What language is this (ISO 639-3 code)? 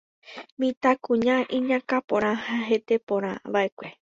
grn